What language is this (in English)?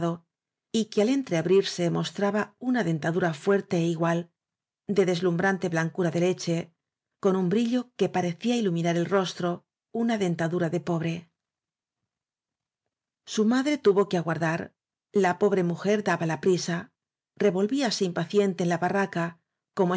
Spanish